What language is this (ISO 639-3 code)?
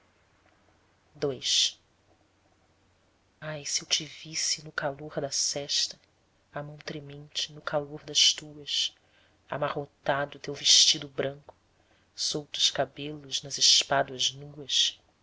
por